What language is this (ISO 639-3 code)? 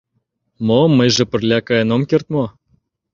chm